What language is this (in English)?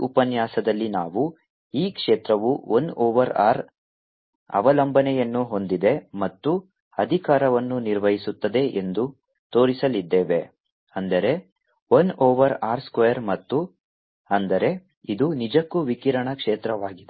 Kannada